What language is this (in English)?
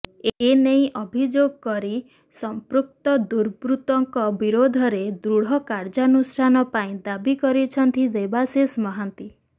Odia